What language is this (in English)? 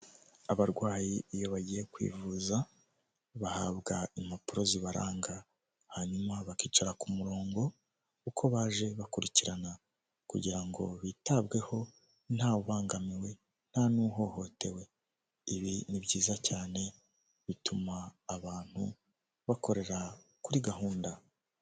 Kinyarwanda